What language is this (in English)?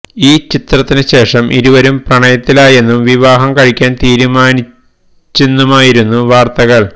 Malayalam